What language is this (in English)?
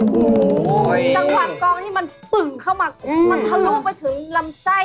Thai